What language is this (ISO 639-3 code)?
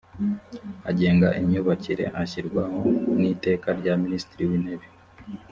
kin